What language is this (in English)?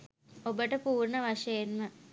Sinhala